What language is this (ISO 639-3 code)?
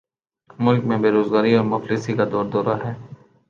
urd